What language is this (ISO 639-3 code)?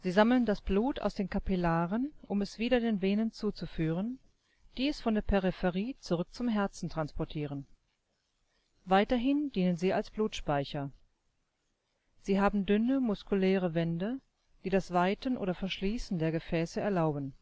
deu